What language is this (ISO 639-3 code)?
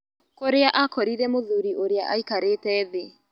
kik